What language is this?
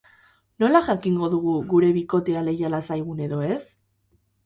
Basque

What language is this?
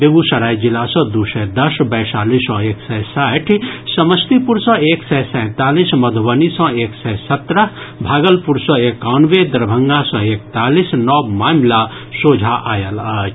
Maithili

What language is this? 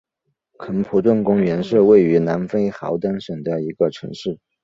Chinese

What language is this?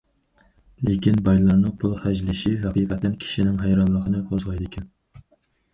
Uyghur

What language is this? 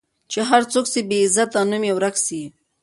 Pashto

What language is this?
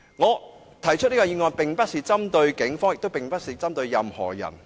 Cantonese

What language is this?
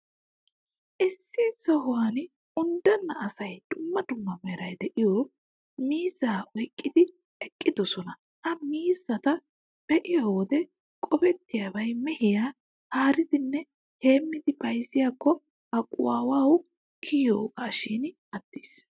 Wolaytta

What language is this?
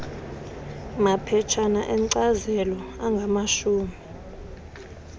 Xhosa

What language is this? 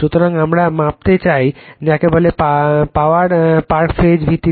Bangla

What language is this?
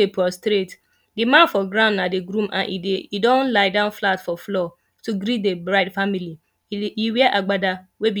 Nigerian Pidgin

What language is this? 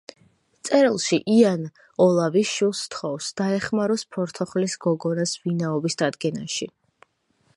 Georgian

